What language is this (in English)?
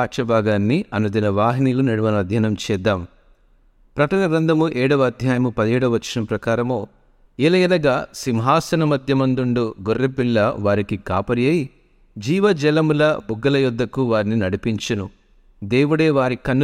Telugu